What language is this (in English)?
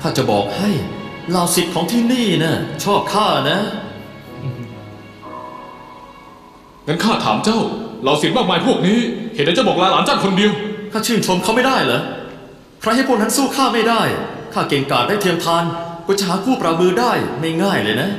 Thai